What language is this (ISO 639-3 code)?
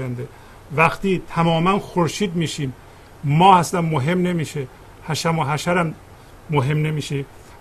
fas